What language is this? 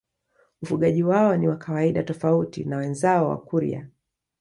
Swahili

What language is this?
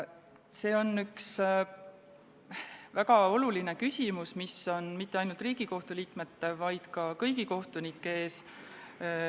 Estonian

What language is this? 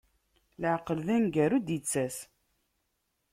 Kabyle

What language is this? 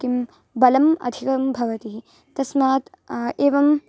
Sanskrit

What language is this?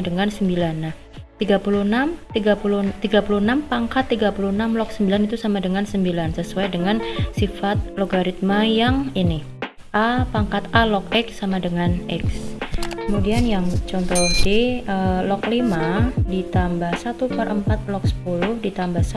Indonesian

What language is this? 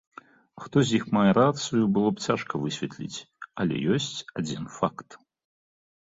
Belarusian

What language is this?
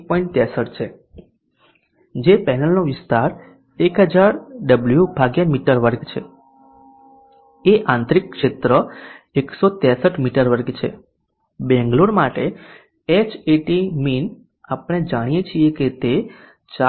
Gujarati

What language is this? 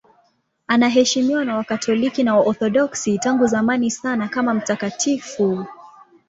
Swahili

